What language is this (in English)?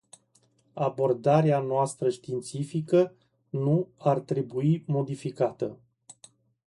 Romanian